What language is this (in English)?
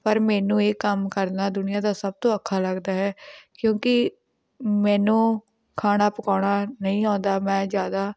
Punjabi